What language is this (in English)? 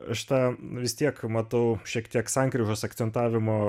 Lithuanian